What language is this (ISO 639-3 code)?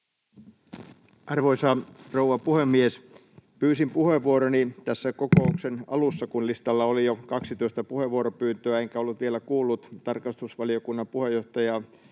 fin